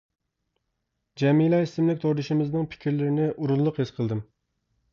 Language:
Uyghur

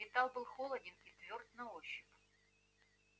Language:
Russian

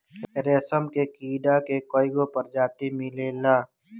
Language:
Bhojpuri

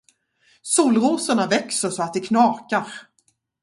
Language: Swedish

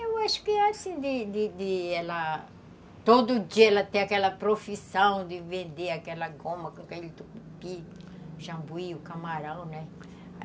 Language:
Portuguese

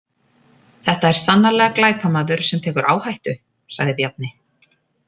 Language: Icelandic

